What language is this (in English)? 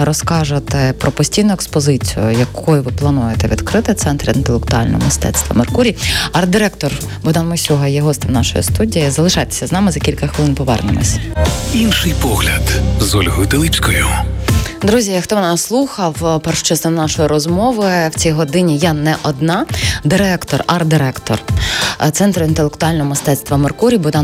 Ukrainian